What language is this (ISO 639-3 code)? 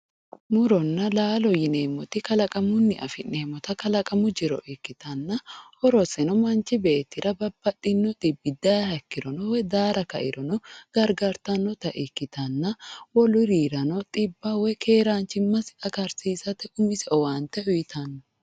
sid